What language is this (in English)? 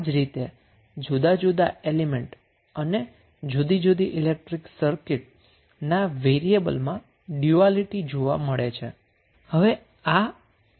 Gujarati